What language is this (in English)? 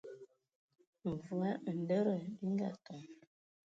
Ewondo